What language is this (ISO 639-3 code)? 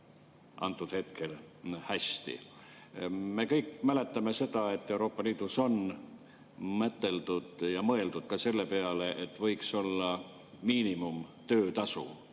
est